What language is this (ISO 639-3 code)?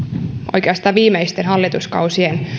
fin